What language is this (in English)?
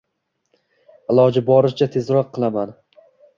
Uzbek